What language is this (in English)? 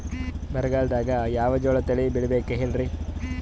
Kannada